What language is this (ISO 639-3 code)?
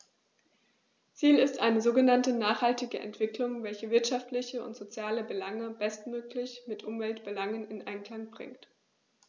deu